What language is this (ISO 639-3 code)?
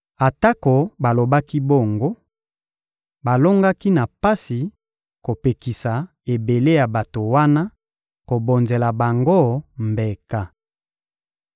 lin